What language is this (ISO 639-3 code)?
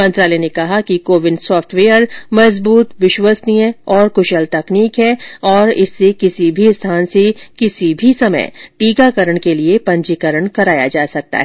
hin